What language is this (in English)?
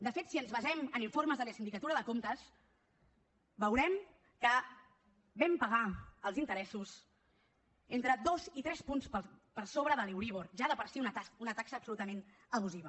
Catalan